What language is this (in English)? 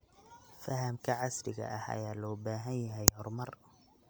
Somali